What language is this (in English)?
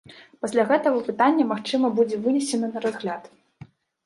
Belarusian